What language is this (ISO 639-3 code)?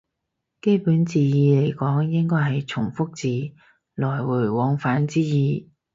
yue